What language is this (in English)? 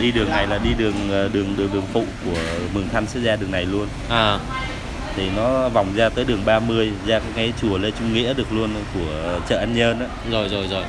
Vietnamese